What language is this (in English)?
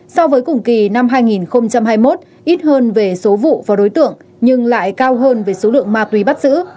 Vietnamese